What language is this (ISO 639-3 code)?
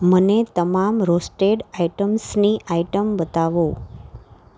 guj